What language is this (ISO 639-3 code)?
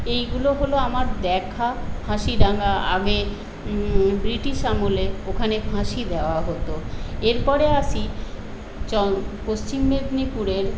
ben